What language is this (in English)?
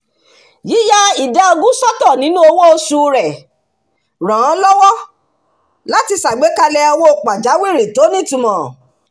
Yoruba